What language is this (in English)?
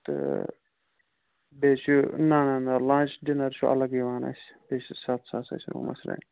Kashmiri